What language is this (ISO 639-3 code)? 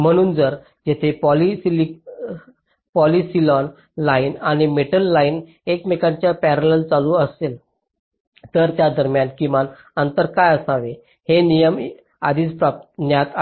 mar